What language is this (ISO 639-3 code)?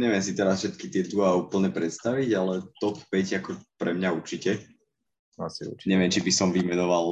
slk